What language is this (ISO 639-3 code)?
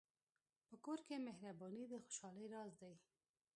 pus